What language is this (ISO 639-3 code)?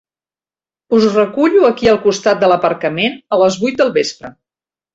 cat